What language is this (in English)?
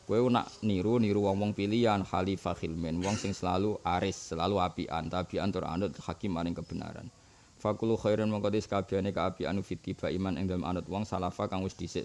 Indonesian